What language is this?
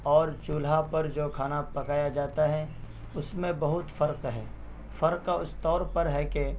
Urdu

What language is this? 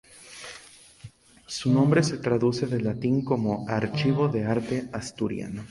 Spanish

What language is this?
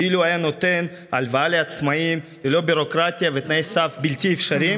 Hebrew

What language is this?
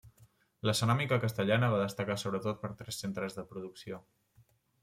Catalan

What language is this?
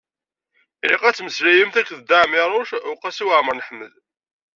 Kabyle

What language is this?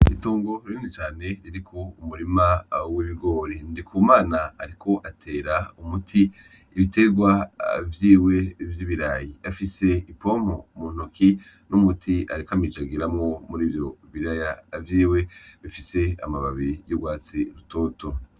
Rundi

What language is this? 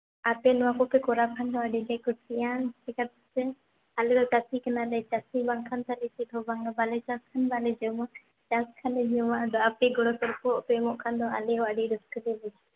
Santali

